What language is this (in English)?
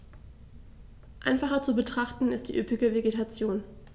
German